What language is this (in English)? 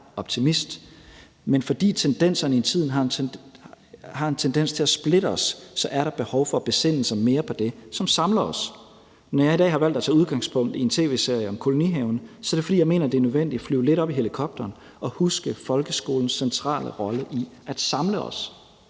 Danish